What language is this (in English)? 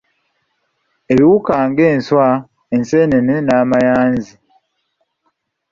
Ganda